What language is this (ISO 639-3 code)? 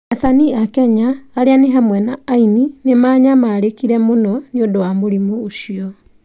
kik